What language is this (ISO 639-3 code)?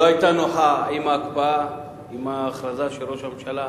heb